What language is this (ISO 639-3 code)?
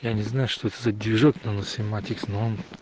rus